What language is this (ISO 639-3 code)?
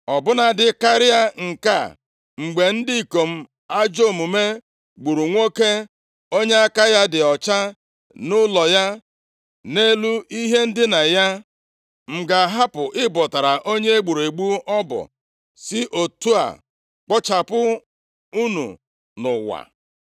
ibo